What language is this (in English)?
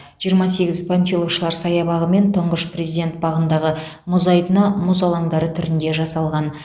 Kazakh